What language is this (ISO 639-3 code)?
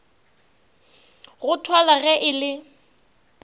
nso